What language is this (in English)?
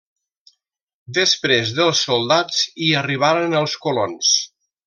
Catalan